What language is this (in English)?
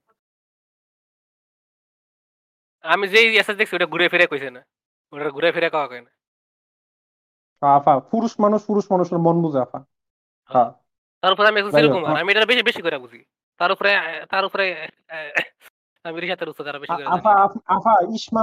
Bangla